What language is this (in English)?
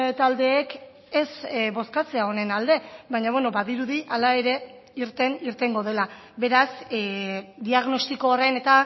Basque